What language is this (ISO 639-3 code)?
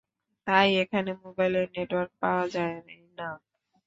ben